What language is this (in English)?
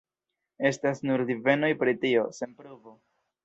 Esperanto